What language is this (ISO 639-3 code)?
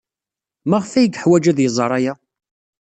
kab